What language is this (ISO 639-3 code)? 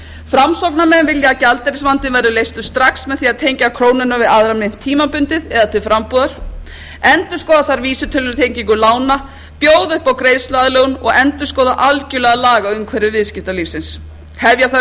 isl